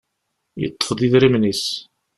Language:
Kabyle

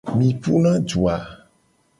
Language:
Gen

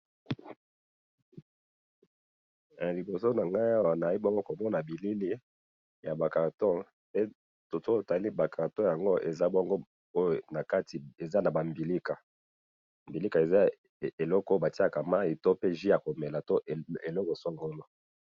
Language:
Lingala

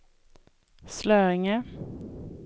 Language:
Swedish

